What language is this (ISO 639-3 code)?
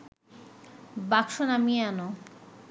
ben